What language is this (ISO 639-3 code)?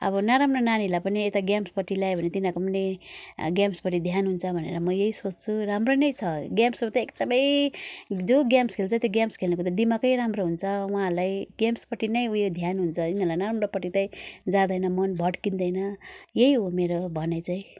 nep